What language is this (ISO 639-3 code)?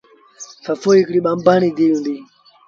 sbn